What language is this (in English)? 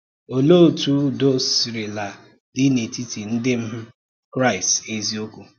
Igbo